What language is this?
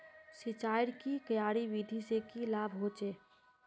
Magahi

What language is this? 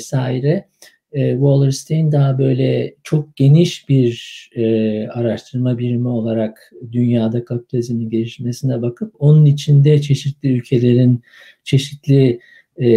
Turkish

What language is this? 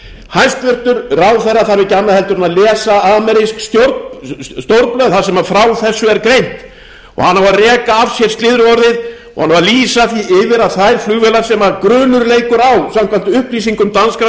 Icelandic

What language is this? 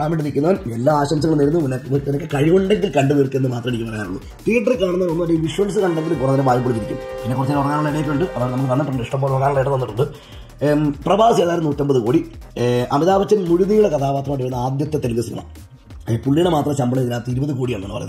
Malayalam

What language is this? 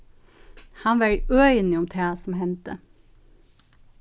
Faroese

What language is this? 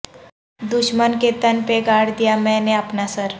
Urdu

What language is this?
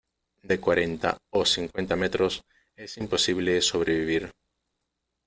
Spanish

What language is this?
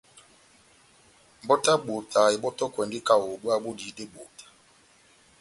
Batanga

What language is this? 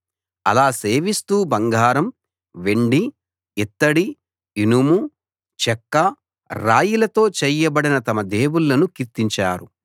Telugu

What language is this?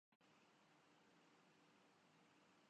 Urdu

